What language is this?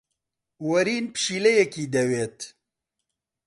Central Kurdish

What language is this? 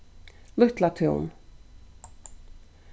Faroese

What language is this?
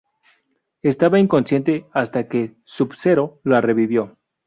Spanish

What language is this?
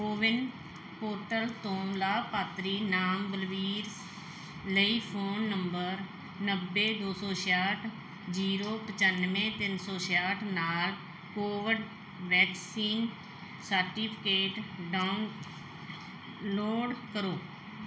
Punjabi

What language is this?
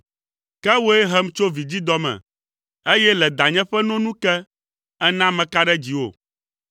Ewe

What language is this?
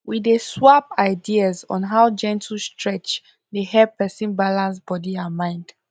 Nigerian Pidgin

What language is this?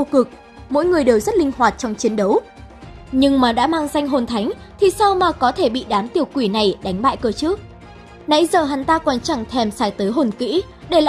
Vietnamese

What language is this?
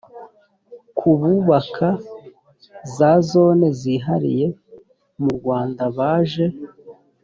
Kinyarwanda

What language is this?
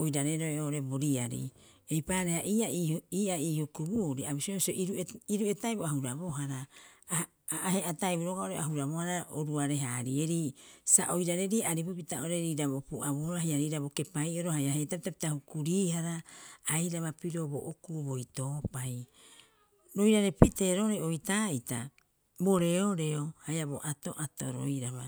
Rapoisi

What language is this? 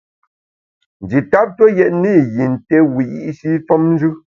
Bamun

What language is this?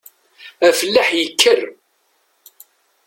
Kabyle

